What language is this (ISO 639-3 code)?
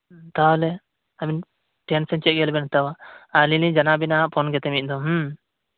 sat